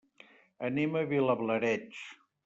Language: Catalan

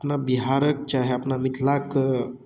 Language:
Maithili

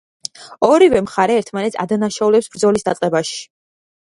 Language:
Georgian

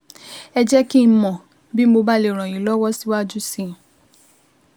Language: Yoruba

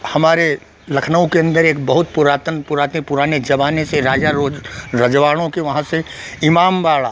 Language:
Hindi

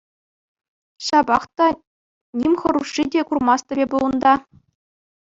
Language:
Chuvash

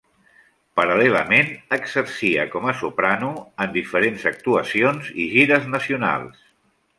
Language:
Catalan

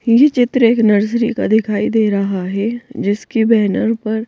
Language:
Hindi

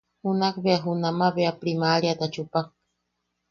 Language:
Yaqui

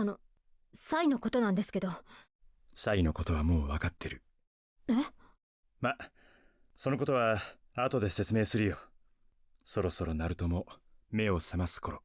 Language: Japanese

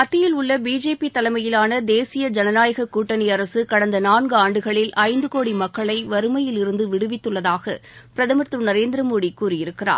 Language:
Tamil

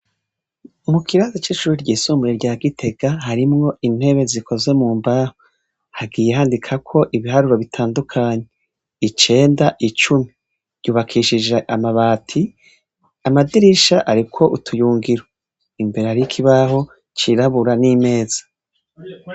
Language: Rundi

